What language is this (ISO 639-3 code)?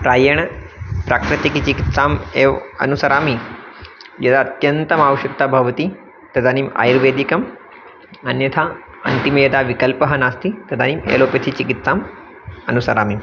san